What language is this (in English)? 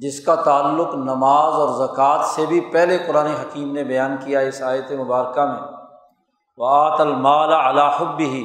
Urdu